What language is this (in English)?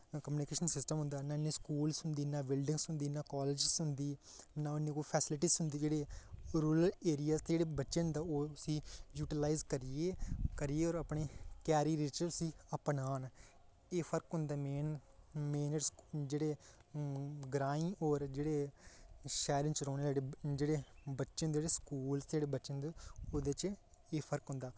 Dogri